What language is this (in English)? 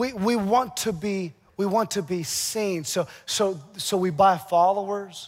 English